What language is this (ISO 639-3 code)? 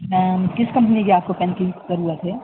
urd